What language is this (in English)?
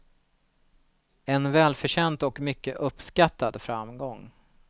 Swedish